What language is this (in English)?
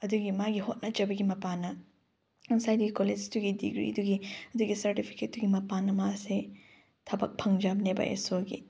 Manipuri